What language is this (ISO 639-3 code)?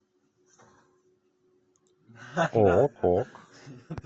rus